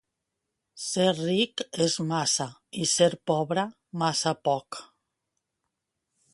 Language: Catalan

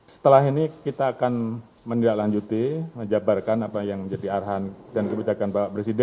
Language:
Indonesian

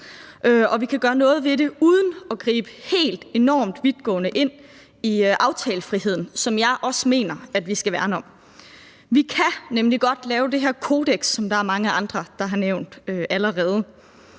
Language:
Danish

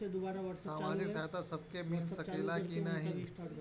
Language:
Bhojpuri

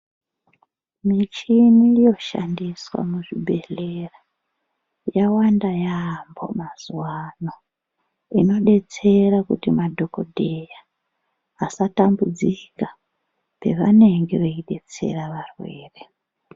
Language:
Ndau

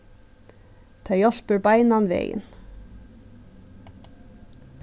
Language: Faroese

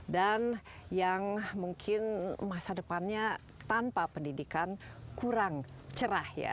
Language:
Indonesian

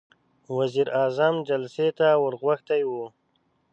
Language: Pashto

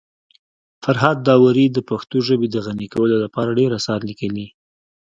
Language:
Pashto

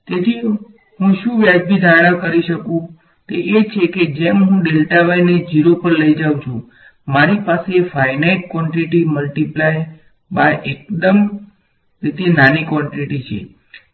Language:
Gujarati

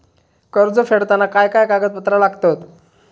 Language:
Marathi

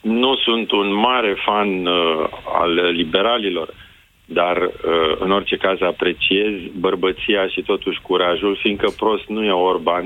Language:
Romanian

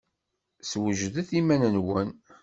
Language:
Kabyle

